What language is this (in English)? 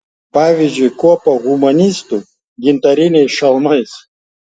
Lithuanian